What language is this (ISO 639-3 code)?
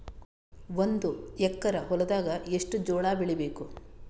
kan